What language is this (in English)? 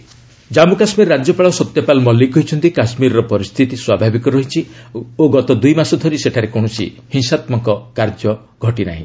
Odia